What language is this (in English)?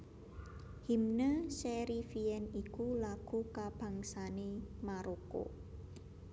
Javanese